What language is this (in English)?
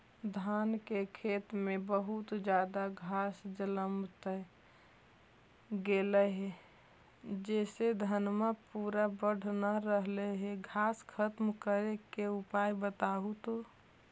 Magahi